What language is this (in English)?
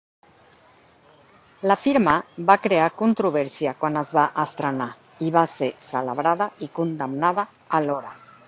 Catalan